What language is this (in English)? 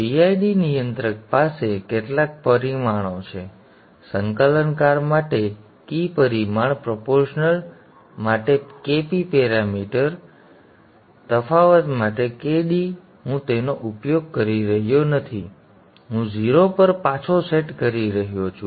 Gujarati